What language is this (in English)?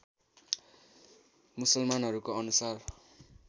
Nepali